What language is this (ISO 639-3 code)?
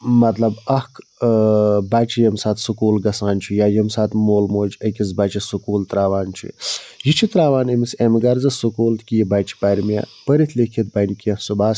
kas